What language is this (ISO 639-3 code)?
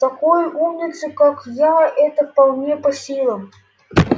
rus